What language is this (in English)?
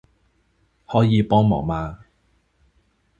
Chinese